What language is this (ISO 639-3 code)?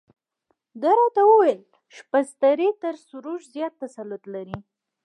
pus